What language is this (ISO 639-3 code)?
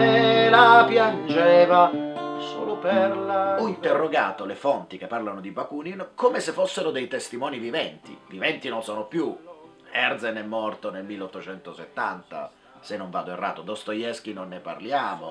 ita